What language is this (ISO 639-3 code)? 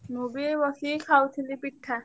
ori